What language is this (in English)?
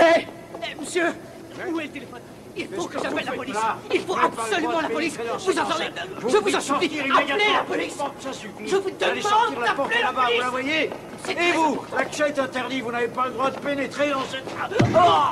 French